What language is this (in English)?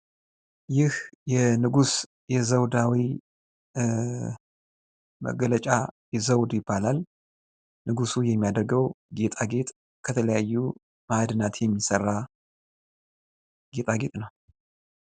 Amharic